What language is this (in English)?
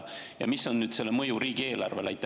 Estonian